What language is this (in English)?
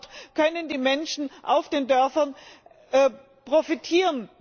German